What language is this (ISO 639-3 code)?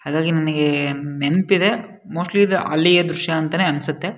kan